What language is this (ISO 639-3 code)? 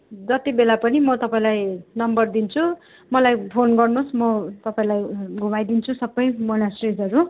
nep